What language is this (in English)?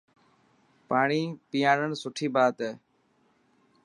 Dhatki